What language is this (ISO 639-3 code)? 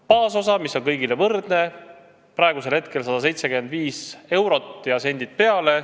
est